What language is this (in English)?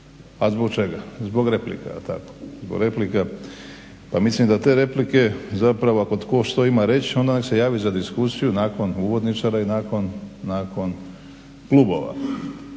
Croatian